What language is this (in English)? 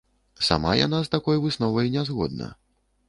Belarusian